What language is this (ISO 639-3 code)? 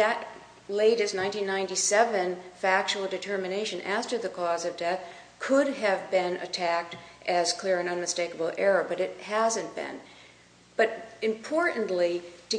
eng